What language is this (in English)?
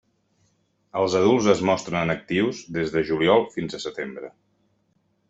Catalan